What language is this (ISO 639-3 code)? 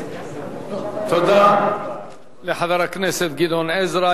heb